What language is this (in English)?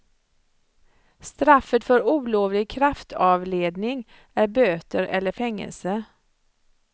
Swedish